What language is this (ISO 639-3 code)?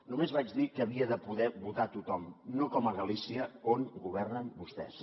cat